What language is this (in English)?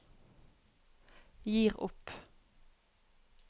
Norwegian